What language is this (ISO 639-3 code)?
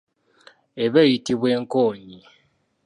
lug